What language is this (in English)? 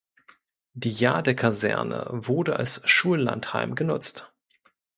German